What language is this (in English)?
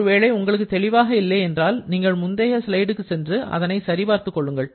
Tamil